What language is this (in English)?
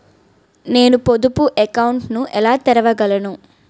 Telugu